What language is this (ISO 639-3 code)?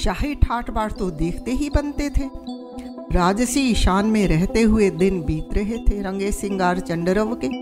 hin